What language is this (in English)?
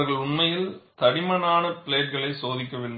Tamil